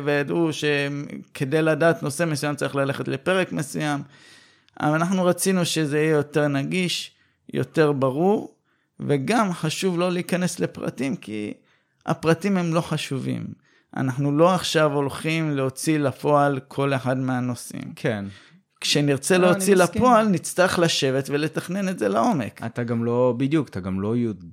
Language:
Hebrew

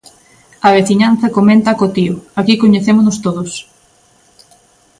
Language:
Galician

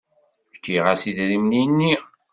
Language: Kabyle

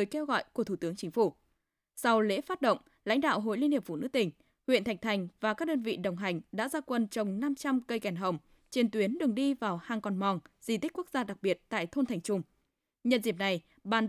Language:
Vietnamese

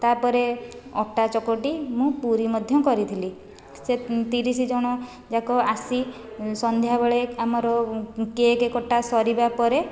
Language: Odia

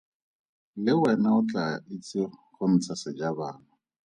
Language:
Tswana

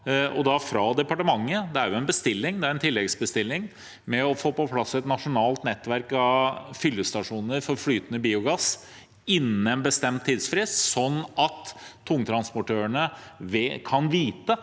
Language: Norwegian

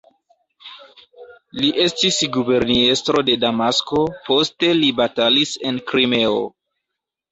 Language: Esperanto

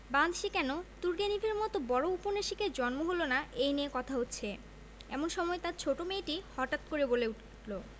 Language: Bangla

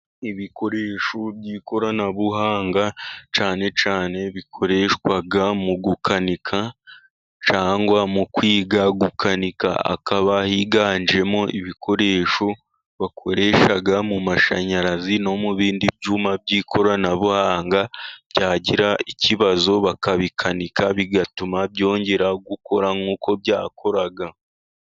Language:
Kinyarwanda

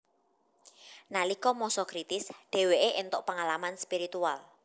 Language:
Javanese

